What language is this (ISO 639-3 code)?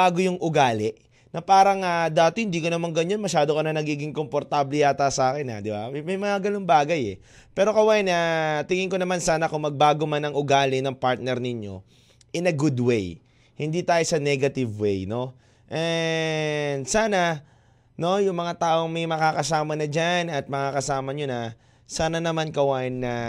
fil